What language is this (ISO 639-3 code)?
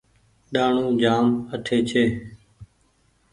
gig